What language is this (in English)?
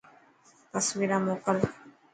Dhatki